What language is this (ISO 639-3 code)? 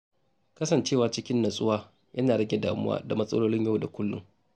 hau